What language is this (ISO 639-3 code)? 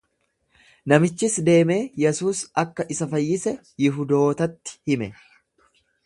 orm